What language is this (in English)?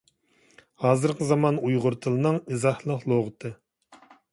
Uyghur